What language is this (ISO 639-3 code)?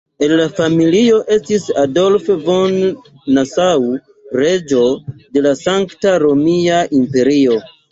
epo